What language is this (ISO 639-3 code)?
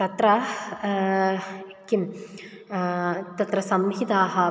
san